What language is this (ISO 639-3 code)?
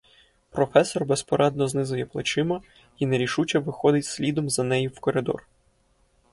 ukr